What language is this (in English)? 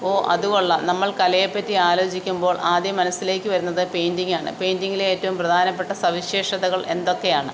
Malayalam